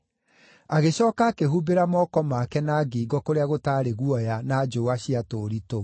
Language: Kikuyu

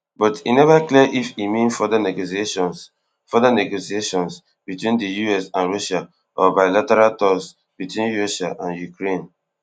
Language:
Nigerian Pidgin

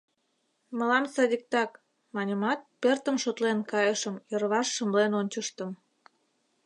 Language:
Mari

